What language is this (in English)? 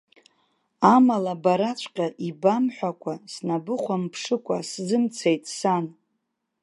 Abkhazian